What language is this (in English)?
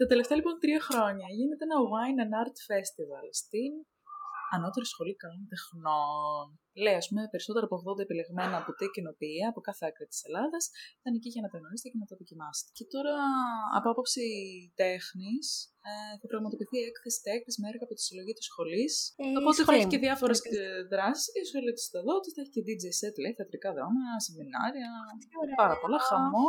Greek